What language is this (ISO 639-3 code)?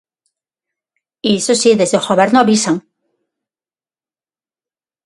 glg